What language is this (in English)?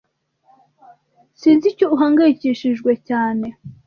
Kinyarwanda